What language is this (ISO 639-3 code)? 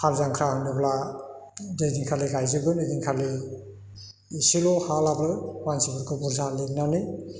brx